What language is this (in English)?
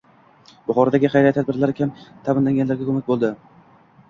Uzbek